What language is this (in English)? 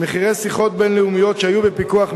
Hebrew